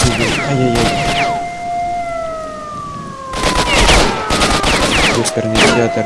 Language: Russian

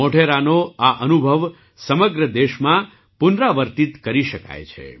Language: Gujarati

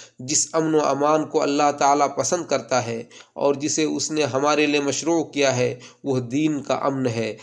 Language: Urdu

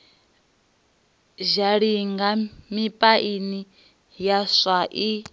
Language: Venda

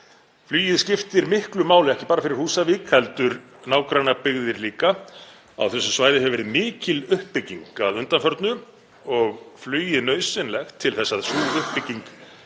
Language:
Icelandic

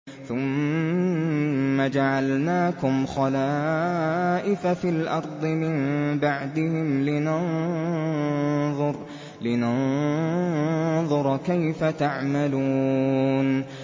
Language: Arabic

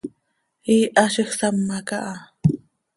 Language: Seri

